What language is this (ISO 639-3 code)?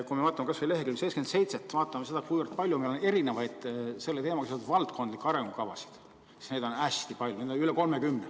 est